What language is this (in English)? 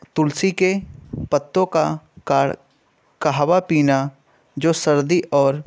Urdu